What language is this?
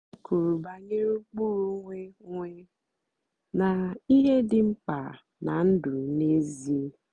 Igbo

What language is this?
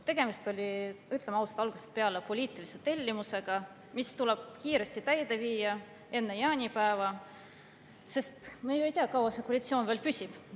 Estonian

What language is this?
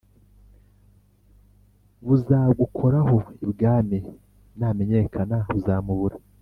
Kinyarwanda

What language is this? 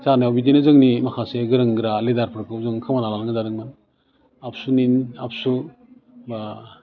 Bodo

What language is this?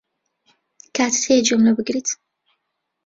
Central Kurdish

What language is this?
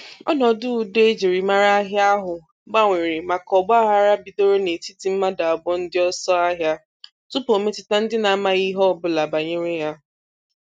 Igbo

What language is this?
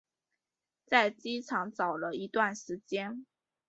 Chinese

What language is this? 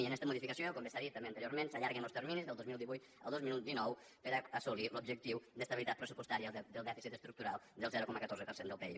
Catalan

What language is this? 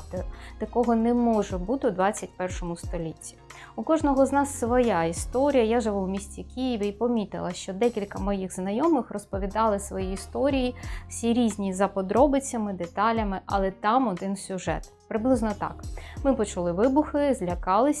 Ukrainian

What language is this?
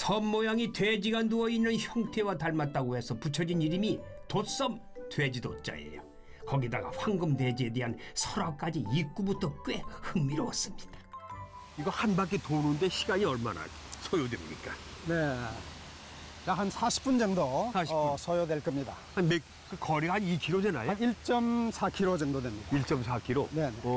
Korean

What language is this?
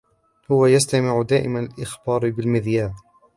Arabic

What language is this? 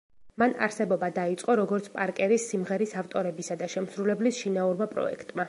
Georgian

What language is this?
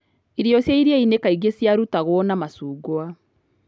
Kikuyu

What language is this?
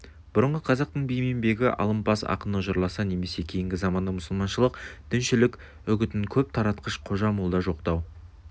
Kazakh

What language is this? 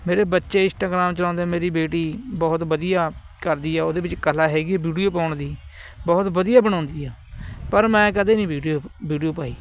Punjabi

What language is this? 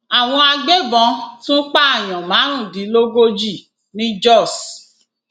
Yoruba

